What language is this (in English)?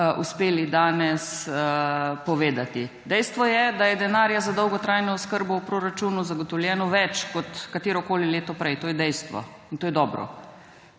Slovenian